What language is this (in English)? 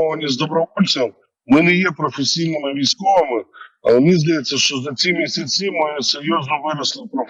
Ukrainian